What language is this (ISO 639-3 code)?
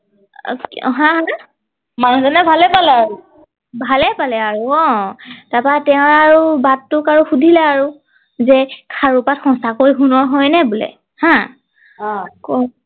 asm